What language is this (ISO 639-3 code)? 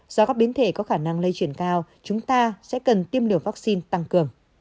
vie